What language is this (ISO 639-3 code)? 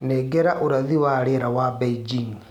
kik